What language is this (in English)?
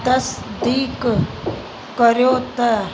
Sindhi